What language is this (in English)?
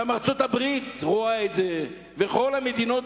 Hebrew